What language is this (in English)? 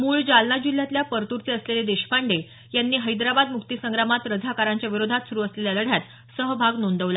Marathi